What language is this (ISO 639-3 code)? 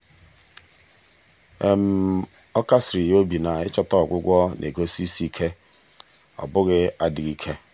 ibo